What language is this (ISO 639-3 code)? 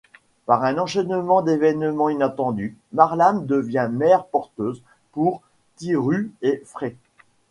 fra